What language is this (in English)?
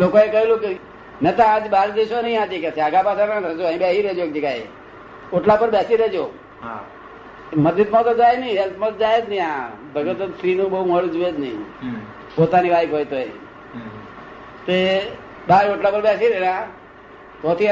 Gujarati